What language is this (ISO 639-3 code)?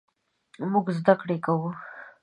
pus